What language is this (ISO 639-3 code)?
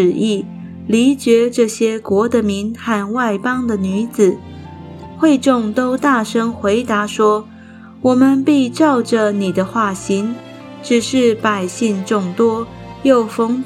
zho